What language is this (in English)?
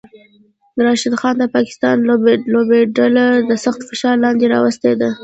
Pashto